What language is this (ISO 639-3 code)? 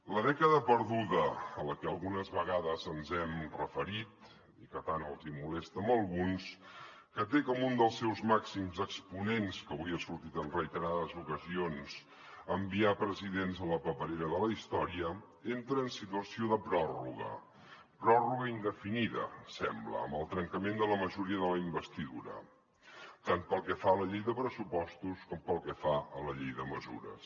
cat